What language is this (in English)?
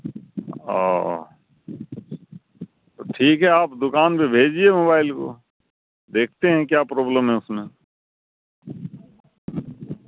Urdu